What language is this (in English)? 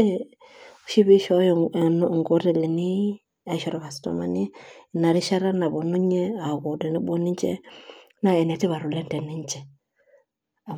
Masai